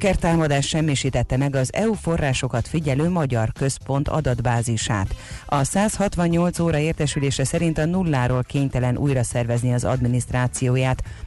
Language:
Hungarian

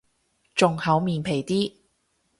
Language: Cantonese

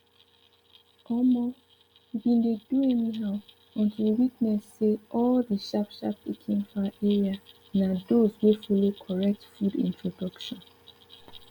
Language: Nigerian Pidgin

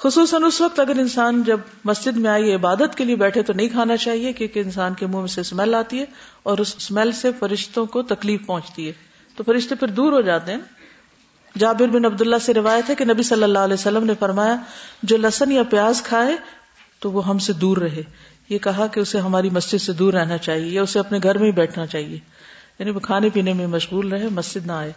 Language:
Urdu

